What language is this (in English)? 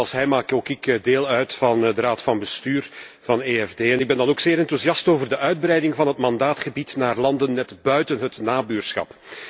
Dutch